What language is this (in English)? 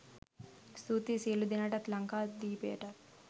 Sinhala